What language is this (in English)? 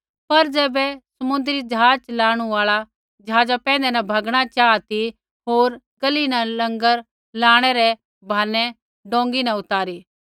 Kullu Pahari